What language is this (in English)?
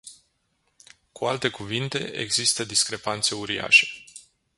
Romanian